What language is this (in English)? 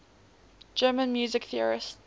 English